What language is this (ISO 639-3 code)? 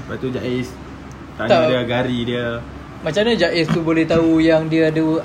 msa